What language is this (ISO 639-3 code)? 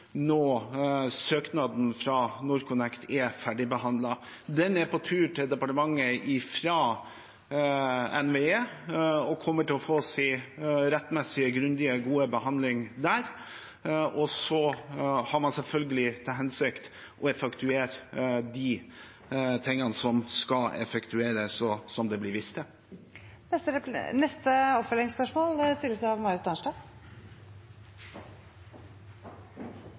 nor